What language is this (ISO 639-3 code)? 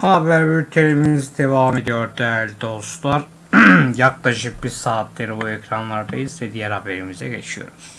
tur